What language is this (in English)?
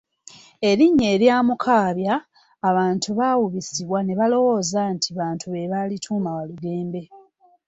Ganda